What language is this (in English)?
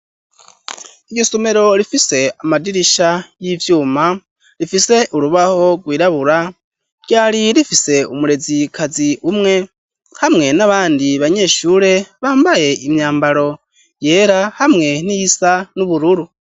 Rundi